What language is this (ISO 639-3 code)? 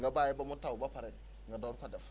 wol